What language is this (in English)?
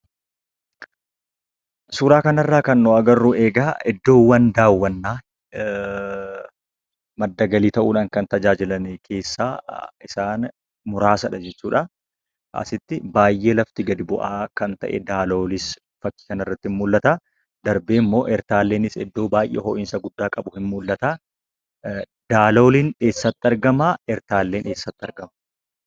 Oromo